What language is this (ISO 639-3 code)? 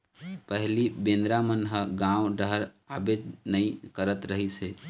hne